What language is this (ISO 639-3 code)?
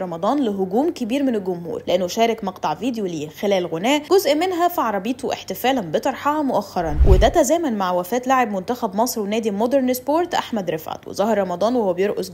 ara